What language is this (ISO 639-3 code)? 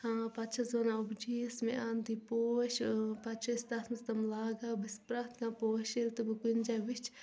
kas